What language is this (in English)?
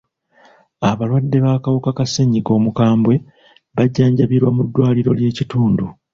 Ganda